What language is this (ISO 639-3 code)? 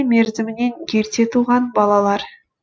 kaz